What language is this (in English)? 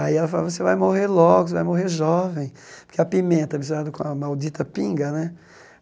Portuguese